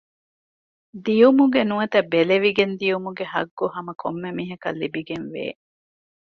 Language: Divehi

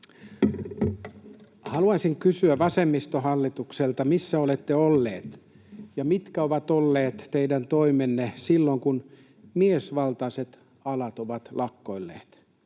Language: Finnish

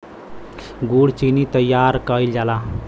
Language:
Bhojpuri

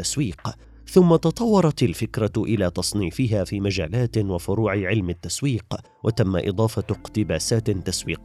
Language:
Arabic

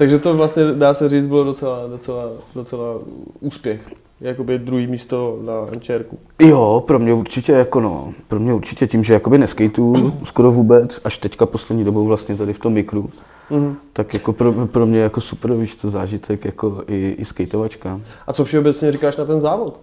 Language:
Czech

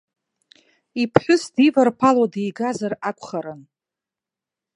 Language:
Abkhazian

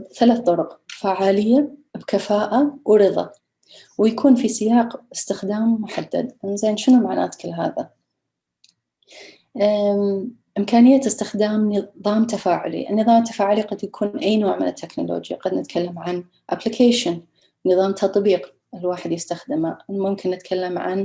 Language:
Arabic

